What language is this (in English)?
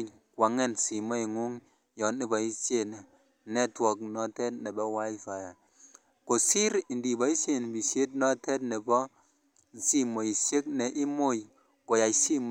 Kalenjin